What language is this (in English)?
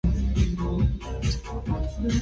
Vietnamese